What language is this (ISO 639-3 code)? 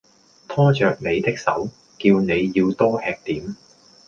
yue